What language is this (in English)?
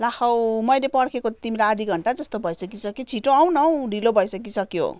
Nepali